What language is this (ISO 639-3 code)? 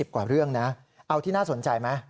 tha